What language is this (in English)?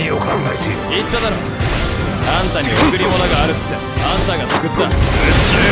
Japanese